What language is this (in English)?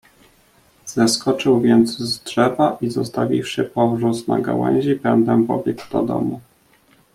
Polish